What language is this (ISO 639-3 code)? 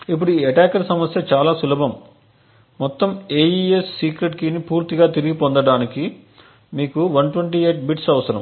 tel